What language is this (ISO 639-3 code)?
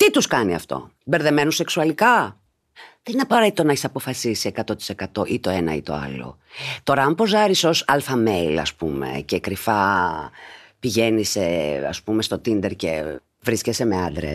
ell